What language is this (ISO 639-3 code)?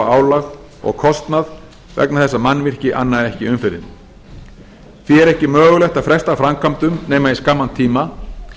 isl